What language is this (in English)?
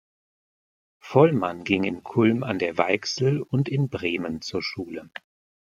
German